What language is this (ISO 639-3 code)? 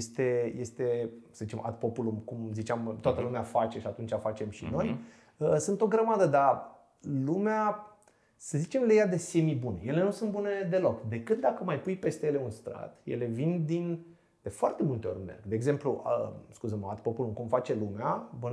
ron